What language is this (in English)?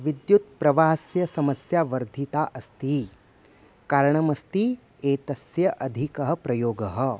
Sanskrit